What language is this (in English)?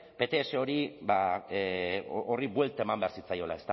Basque